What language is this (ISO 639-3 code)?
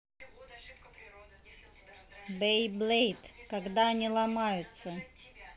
rus